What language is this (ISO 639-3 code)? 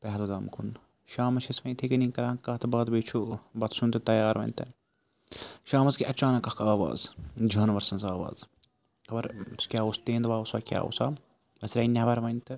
kas